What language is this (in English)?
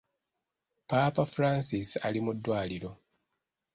Ganda